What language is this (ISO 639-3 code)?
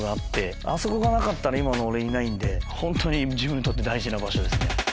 jpn